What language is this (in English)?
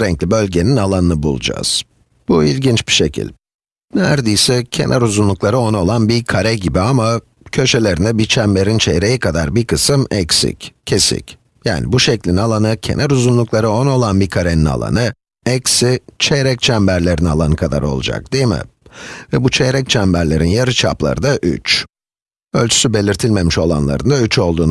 Turkish